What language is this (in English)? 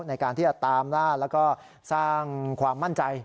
Thai